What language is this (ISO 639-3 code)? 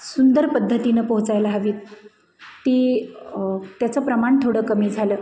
mar